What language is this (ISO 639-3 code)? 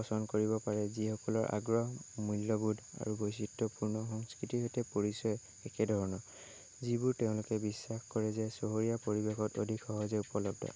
asm